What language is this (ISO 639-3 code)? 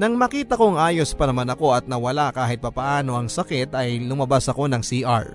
fil